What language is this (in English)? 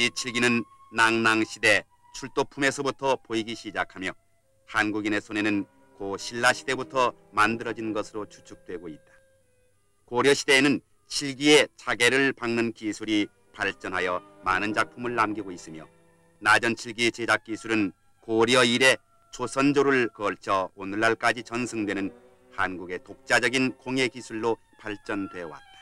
Korean